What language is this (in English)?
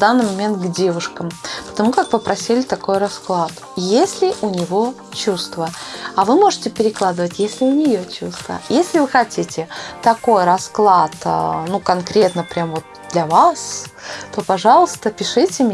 Russian